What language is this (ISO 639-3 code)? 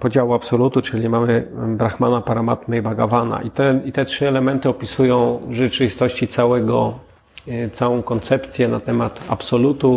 pol